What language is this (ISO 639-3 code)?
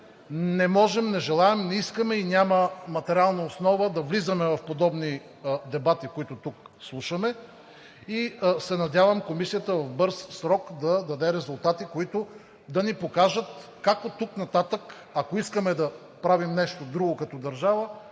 bul